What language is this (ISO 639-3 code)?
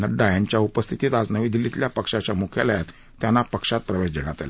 mar